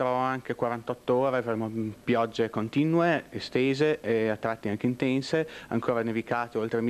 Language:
Italian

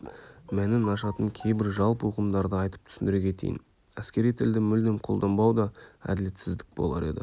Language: Kazakh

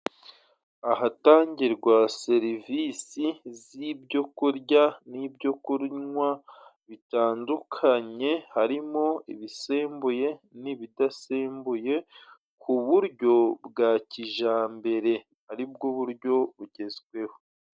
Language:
Kinyarwanda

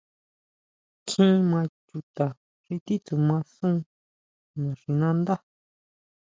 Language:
Huautla Mazatec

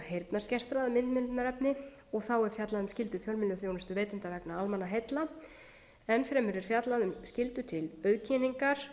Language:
Icelandic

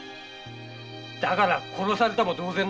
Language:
Japanese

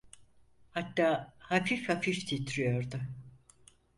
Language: Turkish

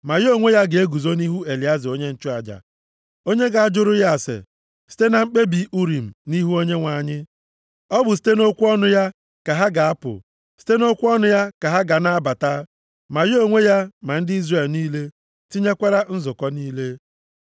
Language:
Igbo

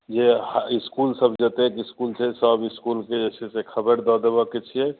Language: Maithili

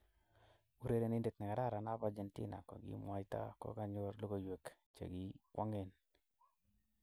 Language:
Kalenjin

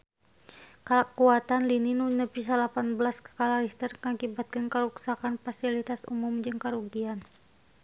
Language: Sundanese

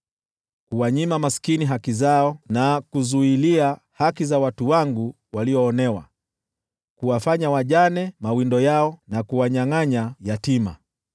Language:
Swahili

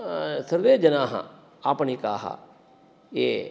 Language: Sanskrit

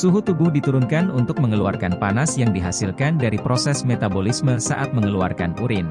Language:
Indonesian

